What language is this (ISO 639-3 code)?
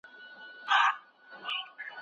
pus